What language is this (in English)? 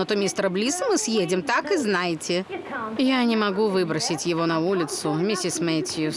Russian